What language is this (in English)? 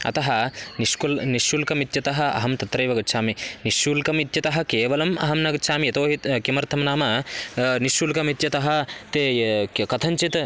Sanskrit